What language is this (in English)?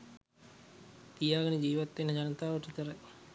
Sinhala